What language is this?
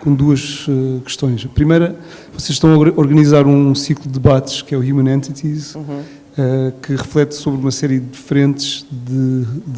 Portuguese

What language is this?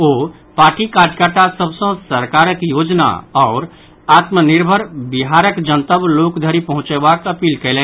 Maithili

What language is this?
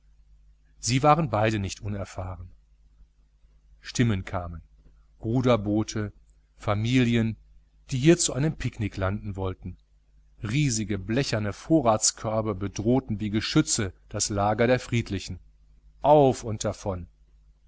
German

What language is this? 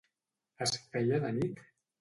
Catalan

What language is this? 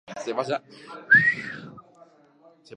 Basque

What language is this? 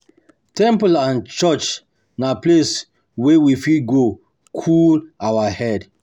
Nigerian Pidgin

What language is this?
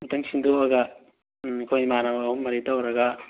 Manipuri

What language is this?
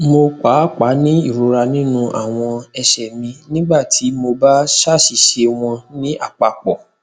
Yoruba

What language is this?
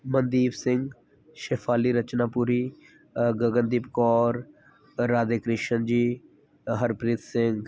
Punjabi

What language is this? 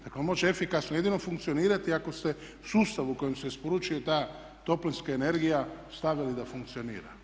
Croatian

